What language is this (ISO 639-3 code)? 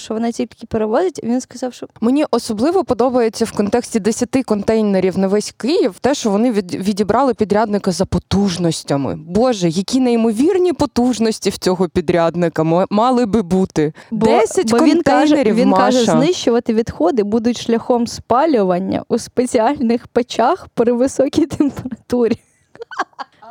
ukr